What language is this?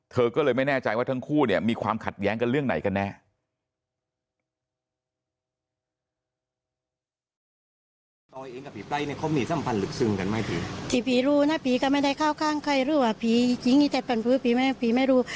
Thai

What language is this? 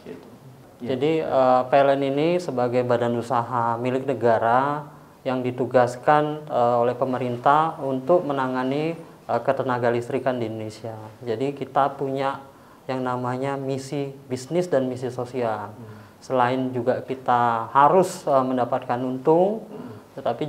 Indonesian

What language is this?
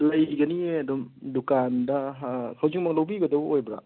Manipuri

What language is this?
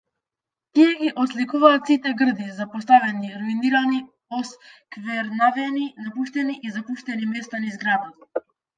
Macedonian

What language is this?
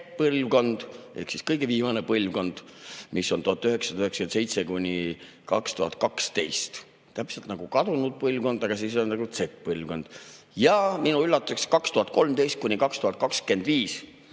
Estonian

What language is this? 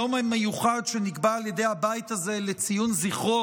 Hebrew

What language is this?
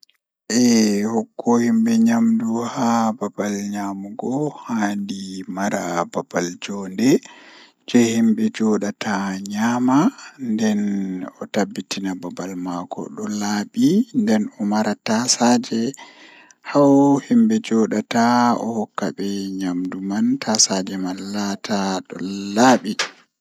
Fula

